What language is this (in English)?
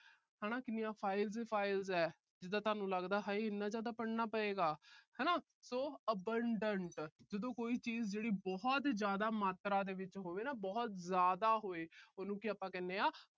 Punjabi